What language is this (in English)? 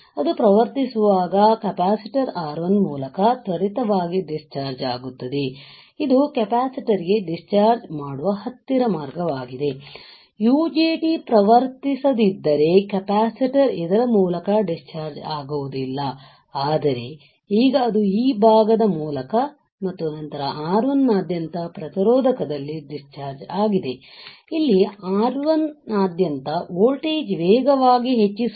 Kannada